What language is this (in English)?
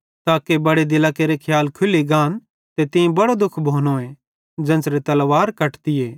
Bhadrawahi